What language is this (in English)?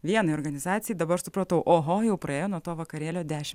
Lithuanian